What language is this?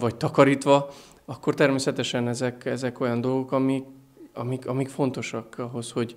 Hungarian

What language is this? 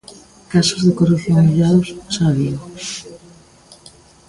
Galician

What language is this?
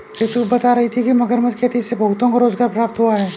Hindi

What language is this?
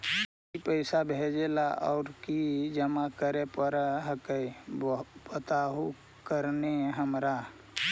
Magahi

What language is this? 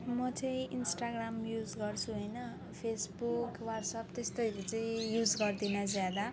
Nepali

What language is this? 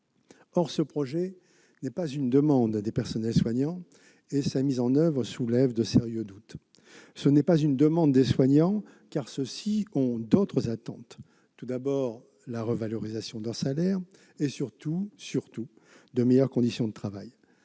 French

